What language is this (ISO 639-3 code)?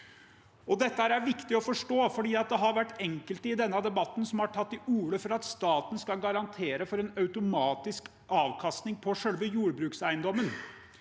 nor